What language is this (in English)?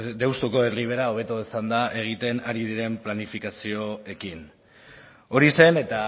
Basque